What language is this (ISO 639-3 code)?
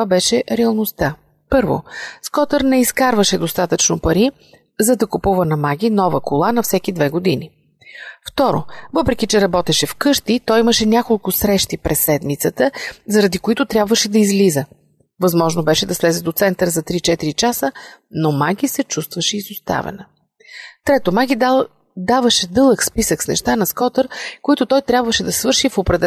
bul